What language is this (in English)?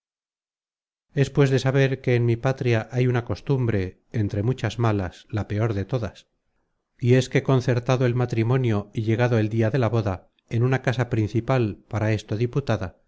Spanish